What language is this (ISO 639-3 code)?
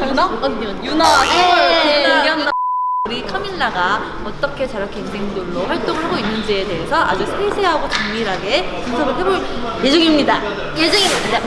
kor